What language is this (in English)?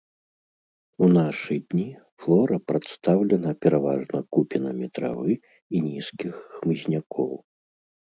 Belarusian